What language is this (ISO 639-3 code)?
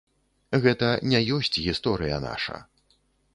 bel